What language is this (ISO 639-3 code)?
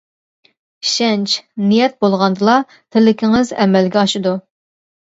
uig